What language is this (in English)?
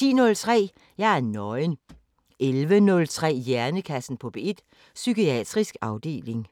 Danish